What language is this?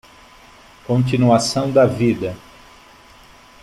Portuguese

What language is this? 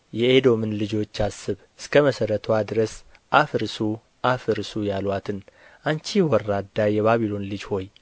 Amharic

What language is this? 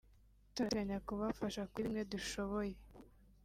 Kinyarwanda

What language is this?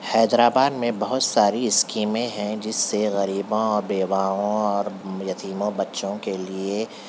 Urdu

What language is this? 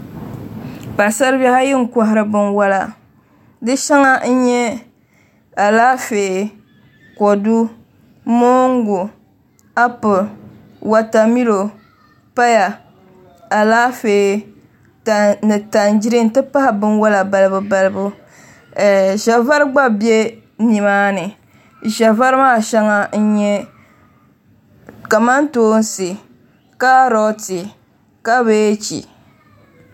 Dagbani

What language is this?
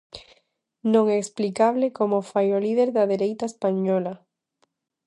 Galician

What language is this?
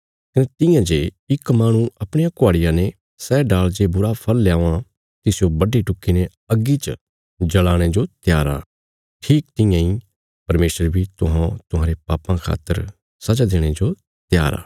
Bilaspuri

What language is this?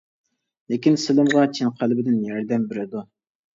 Uyghur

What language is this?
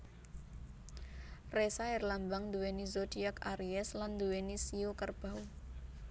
Javanese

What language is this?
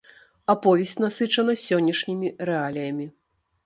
Belarusian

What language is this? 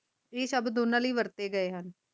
Punjabi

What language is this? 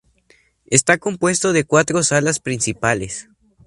Spanish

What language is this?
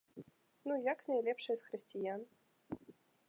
Belarusian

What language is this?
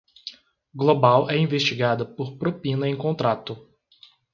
Portuguese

